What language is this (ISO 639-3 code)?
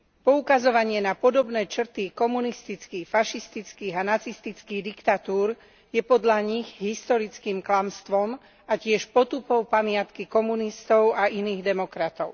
slk